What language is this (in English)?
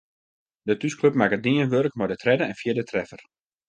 Western Frisian